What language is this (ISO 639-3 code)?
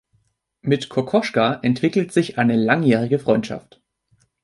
deu